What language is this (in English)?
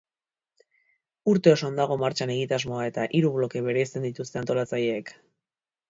Basque